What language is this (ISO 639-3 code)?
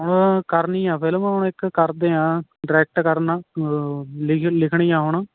pan